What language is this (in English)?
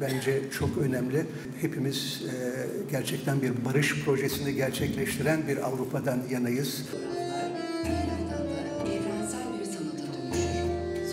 Turkish